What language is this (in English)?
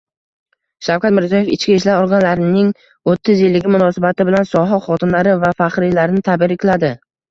Uzbek